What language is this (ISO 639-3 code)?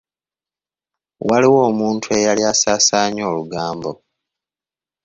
lug